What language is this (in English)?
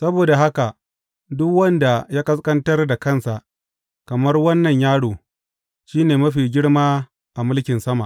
Hausa